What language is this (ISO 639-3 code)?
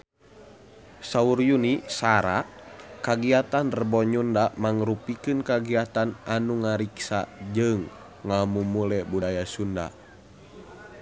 sun